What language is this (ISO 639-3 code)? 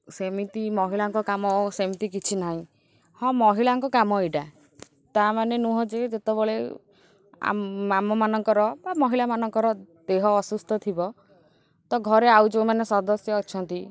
ori